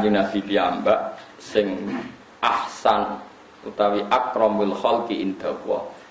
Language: Indonesian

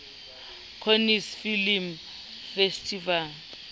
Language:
Southern Sotho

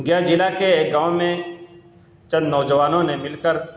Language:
Urdu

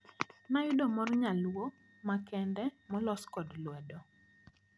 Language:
Luo (Kenya and Tanzania)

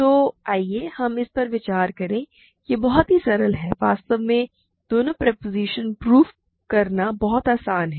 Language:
Hindi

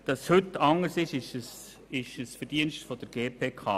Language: Swiss German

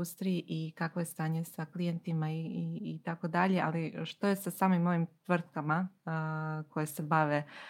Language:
Croatian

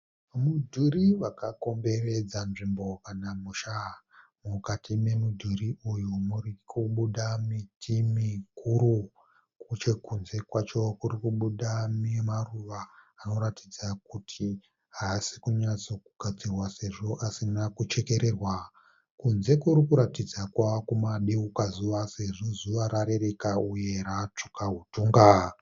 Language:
Shona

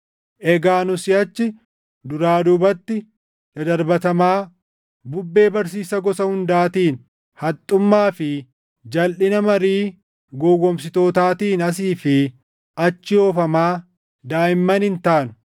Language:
Oromo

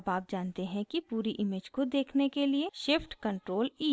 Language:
Hindi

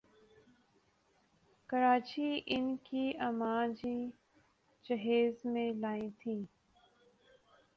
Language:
Urdu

